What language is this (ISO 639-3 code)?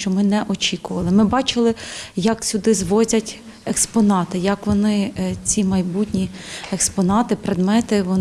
ukr